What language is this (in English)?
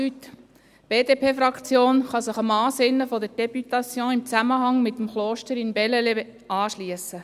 Swiss German